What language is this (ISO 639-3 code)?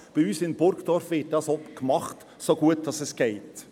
gsw